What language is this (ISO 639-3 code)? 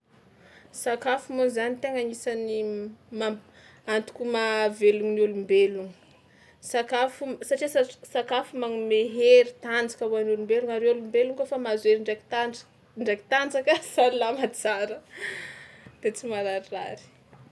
xmw